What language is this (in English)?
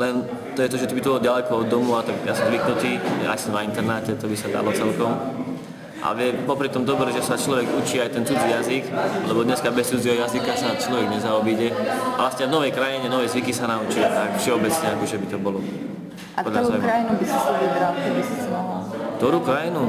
Slovak